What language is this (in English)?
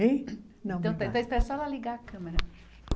Portuguese